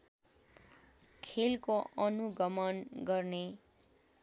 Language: Nepali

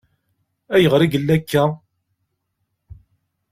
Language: Kabyle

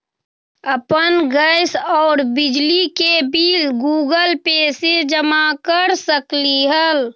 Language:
Magahi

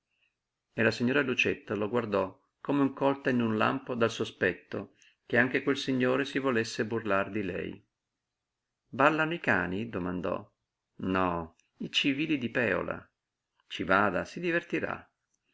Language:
Italian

